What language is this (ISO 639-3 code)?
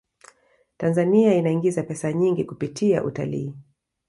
swa